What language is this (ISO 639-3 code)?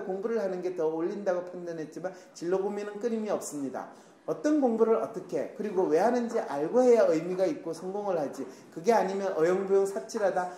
kor